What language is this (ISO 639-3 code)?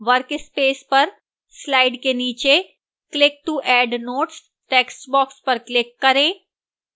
hin